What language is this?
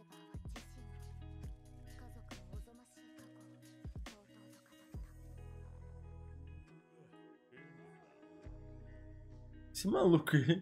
Portuguese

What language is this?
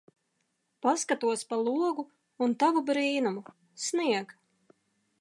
Latvian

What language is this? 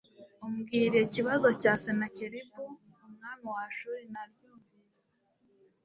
Kinyarwanda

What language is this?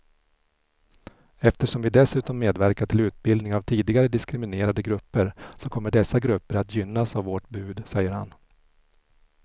Swedish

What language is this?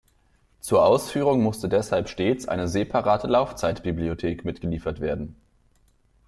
German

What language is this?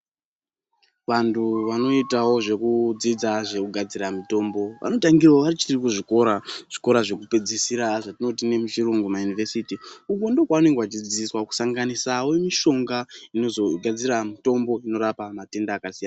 Ndau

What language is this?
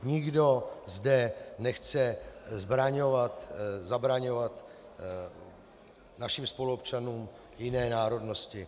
Czech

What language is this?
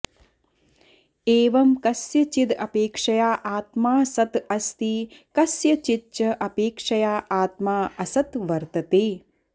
Sanskrit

